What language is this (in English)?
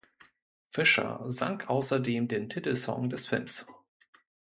German